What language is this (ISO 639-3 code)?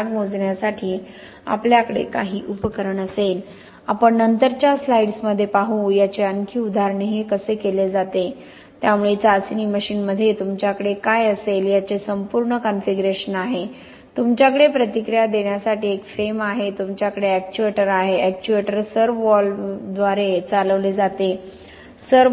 mar